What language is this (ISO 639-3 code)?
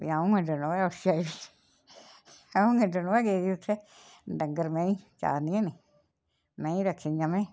doi